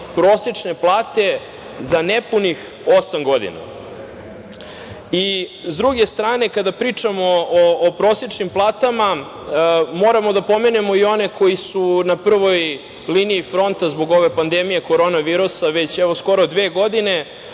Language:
Serbian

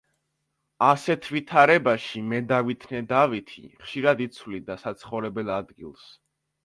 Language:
Georgian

